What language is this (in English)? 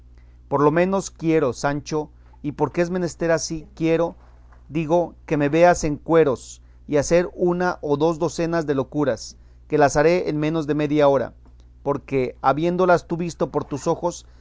Spanish